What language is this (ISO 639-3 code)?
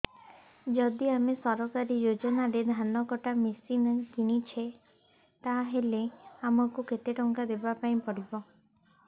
ori